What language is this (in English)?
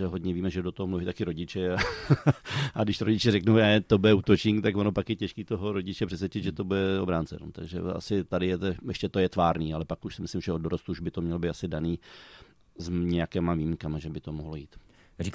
Czech